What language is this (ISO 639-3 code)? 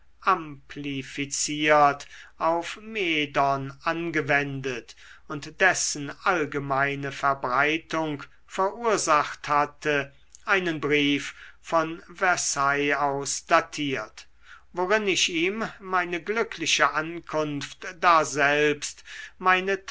deu